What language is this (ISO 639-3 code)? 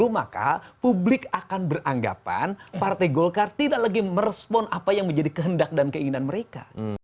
ind